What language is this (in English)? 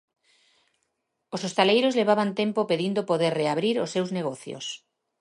Galician